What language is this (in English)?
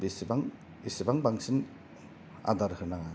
Bodo